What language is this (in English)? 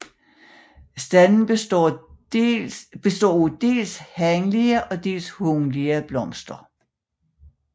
Danish